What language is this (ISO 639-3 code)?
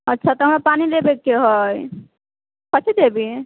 mai